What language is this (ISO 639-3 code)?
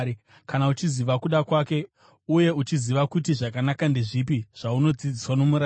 sna